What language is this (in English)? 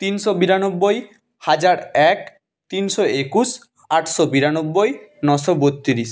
Bangla